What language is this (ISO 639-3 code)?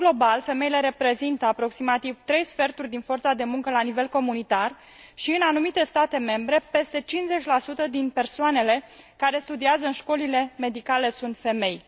ron